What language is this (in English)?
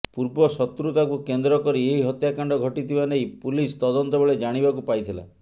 Odia